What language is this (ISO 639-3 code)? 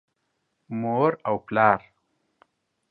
pus